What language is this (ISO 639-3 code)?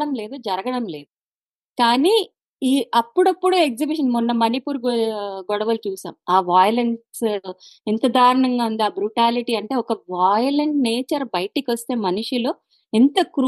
tel